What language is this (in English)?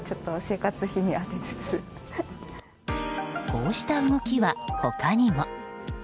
Japanese